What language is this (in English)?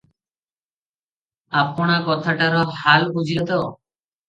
Odia